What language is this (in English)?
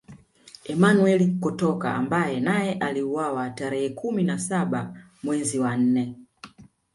Swahili